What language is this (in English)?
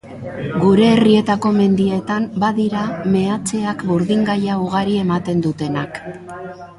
Basque